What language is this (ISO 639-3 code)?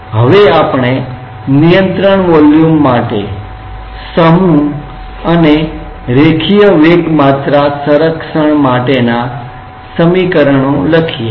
guj